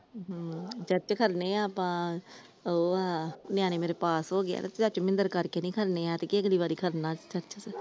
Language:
Punjabi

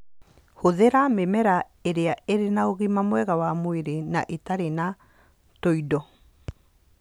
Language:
Kikuyu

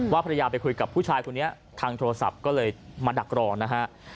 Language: Thai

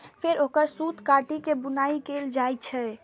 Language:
Maithili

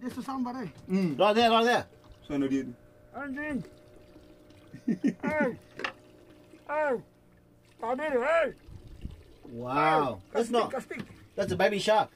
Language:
Indonesian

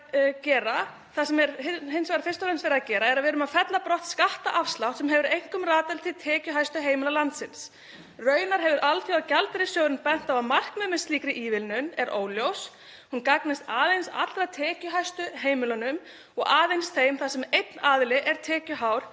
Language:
Icelandic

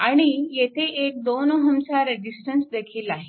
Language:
Marathi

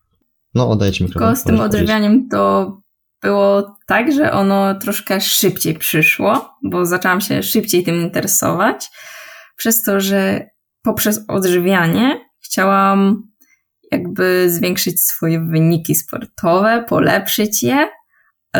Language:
Polish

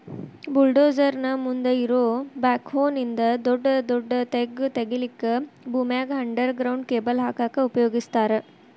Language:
Kannada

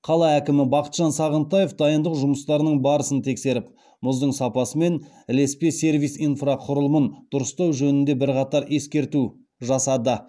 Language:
Kazakh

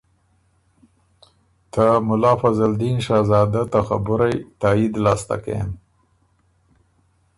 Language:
Ormuri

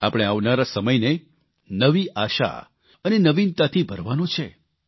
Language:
Gujarati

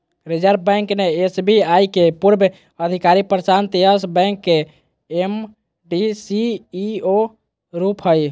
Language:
Magahi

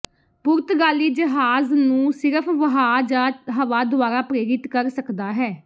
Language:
Punjabi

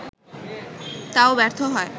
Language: Bangla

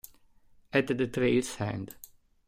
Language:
Italian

